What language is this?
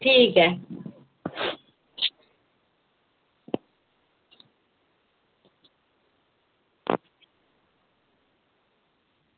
Dogri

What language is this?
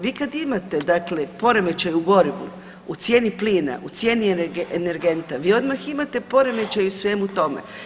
Croatian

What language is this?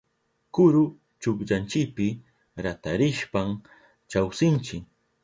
Southern Pastaza Quechua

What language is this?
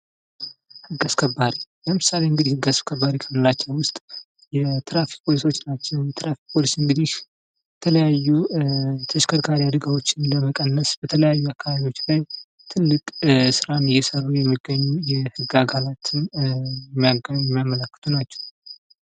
Amharic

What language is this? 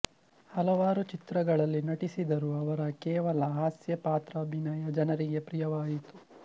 Kannada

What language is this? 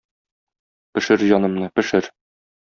Tatar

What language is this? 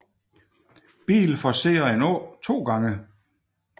Danish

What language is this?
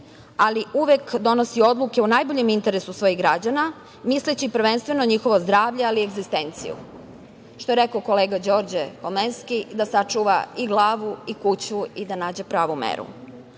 Serbian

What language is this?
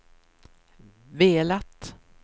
Swedish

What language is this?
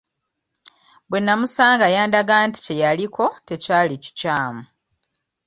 Ganda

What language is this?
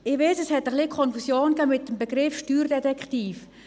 Swiss German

